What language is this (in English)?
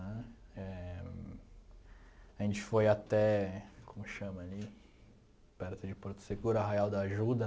Portuguese